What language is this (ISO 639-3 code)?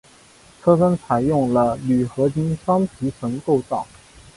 zho